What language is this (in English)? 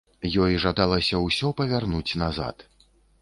Belarusian